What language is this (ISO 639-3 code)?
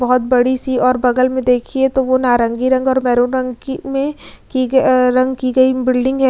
hin